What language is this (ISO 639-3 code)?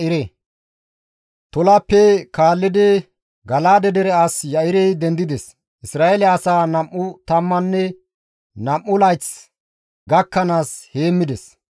gmv